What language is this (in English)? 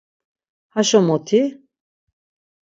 Laz